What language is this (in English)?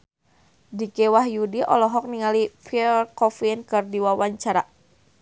Sundanese